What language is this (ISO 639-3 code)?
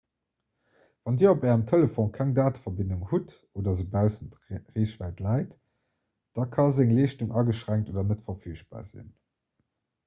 ltz